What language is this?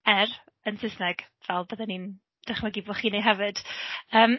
Welsh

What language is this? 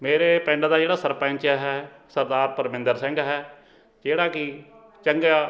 Punjabi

